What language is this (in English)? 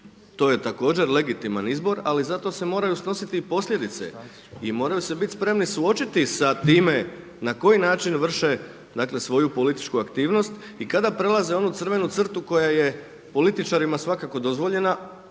Croatian